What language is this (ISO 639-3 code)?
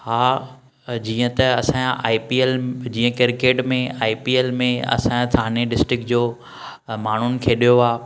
snd